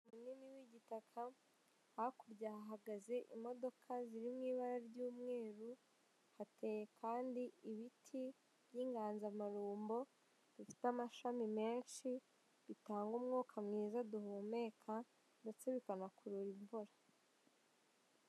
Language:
Kinyarwanda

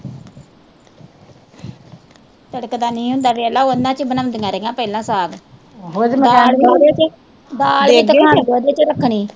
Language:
Punjabi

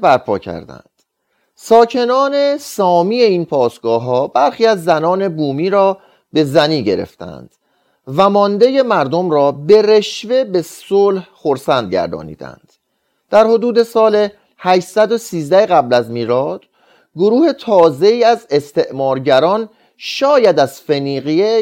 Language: Persian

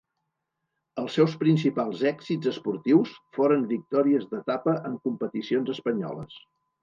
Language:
Catalan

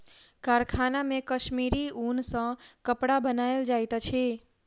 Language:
Maithili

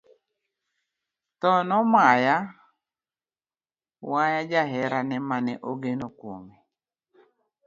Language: Luo (Kenya and Tanzania)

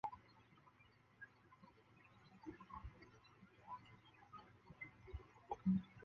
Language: Chinese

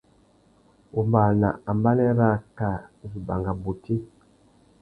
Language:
Tuki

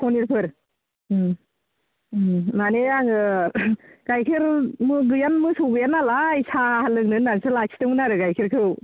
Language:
Bodo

